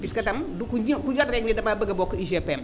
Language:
Wolof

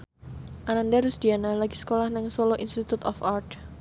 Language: Javanese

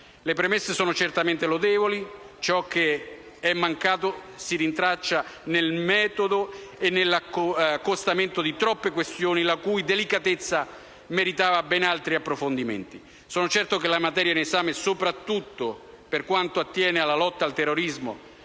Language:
Italian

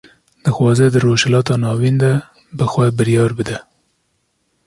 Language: Kurdish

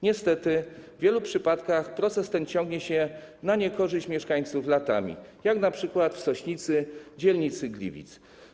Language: Polish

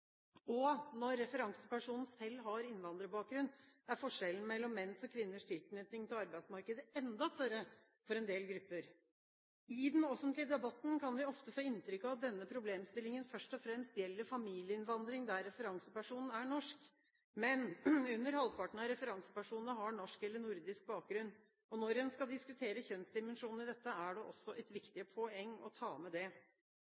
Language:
Norwegian Bokmål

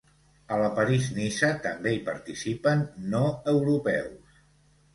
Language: Catalan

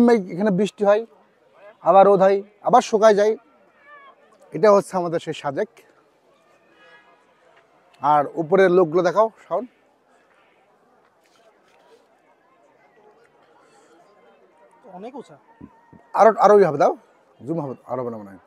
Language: Arabic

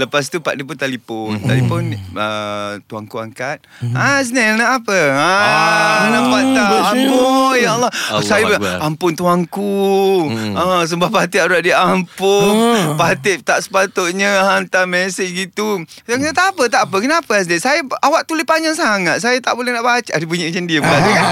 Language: Malay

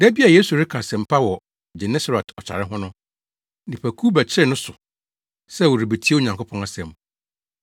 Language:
Akan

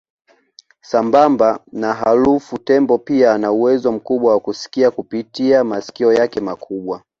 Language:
Swahili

